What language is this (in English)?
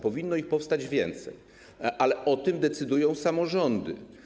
Polish